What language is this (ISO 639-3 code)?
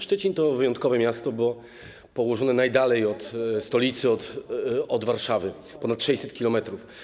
pol